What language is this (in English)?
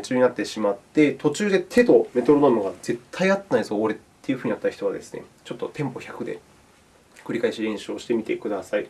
Japanese